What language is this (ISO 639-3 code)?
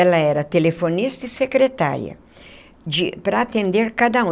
por